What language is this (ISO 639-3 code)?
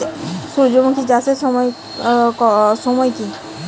ben